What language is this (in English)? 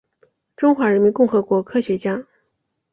Chinese